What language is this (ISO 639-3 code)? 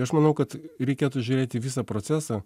lit